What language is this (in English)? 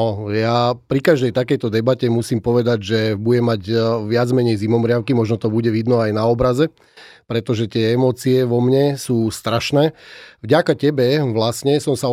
Slovak